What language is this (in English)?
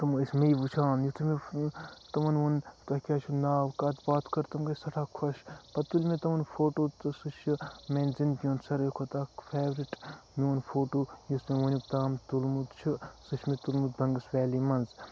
Kashmiri